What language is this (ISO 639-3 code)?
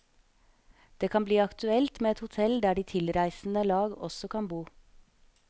nor